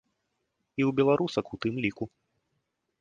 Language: Belarusian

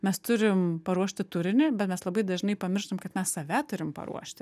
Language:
Lithuanian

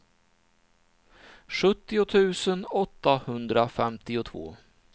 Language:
Swedish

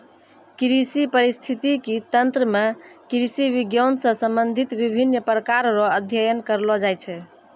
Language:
Maithili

